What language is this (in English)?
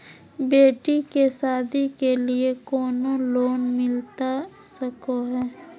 Magahi